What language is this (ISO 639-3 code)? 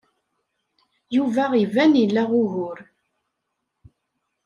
kab